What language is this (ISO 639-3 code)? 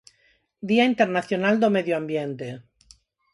glg